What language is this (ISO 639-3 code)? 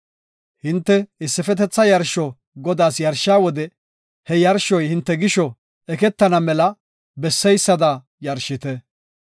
gof